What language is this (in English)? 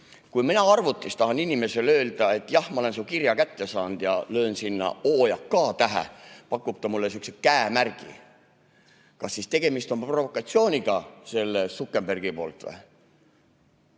Estonian